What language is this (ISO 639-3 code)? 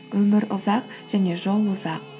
kaz